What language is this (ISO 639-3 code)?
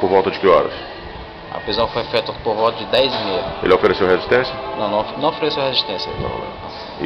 por